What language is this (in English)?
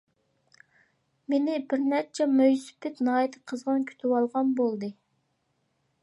Uyghur